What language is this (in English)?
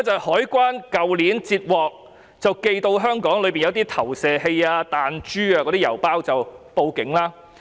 Cantonese